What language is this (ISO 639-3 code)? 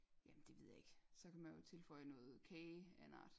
dan